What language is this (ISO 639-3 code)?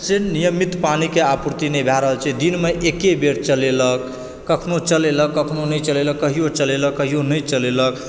mai